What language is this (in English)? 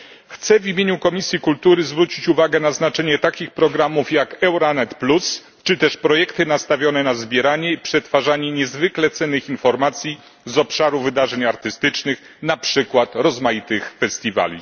Polish